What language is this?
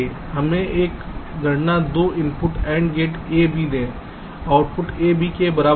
Hindi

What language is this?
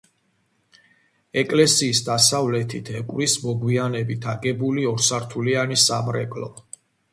Georgian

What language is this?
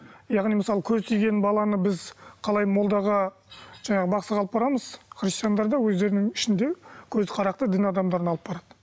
Kazakh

